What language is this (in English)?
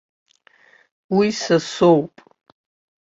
Abkhazian